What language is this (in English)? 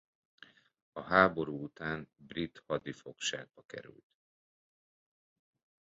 Hungarian